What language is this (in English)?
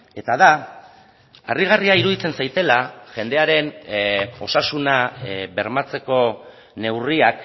Basque